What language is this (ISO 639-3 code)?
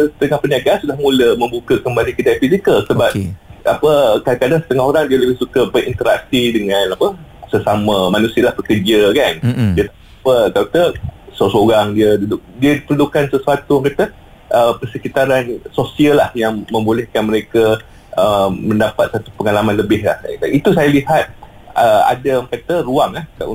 msa